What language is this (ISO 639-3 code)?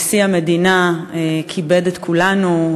heb